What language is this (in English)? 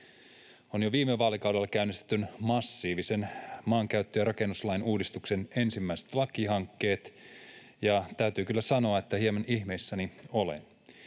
Finnish